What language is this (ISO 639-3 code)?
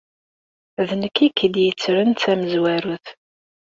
kab